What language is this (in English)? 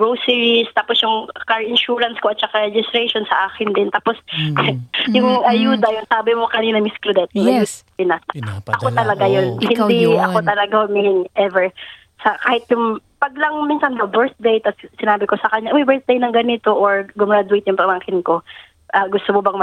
Filipino